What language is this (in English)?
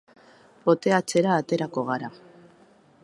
Basque